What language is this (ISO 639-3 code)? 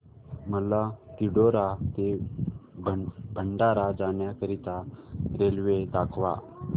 mar